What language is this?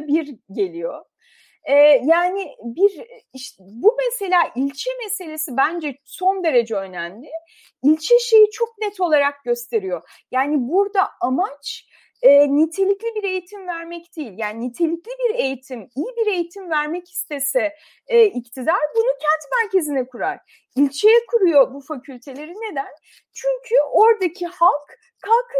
Turkish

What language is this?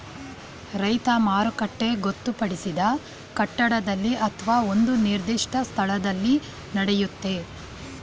Kannada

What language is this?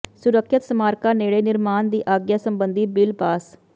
Punjabi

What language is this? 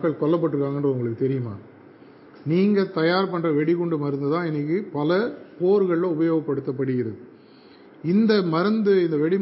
Tamil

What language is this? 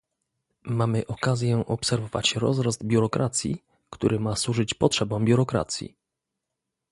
Polish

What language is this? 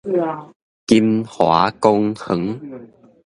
Min Nan Chinese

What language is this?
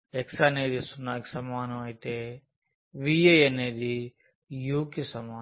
Telugu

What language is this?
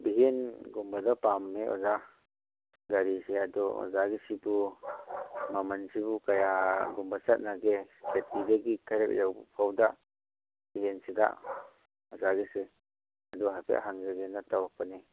Manipuri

